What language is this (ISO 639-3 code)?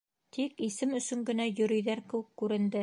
bak